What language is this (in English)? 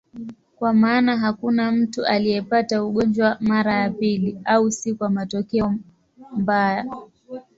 Swahili